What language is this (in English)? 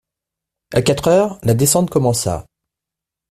French